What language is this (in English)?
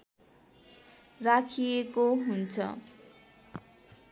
Nepali